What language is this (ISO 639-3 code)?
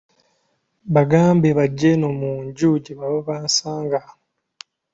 lug